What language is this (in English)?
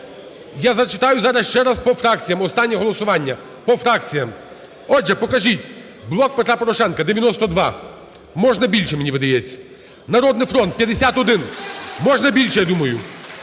Ukrainian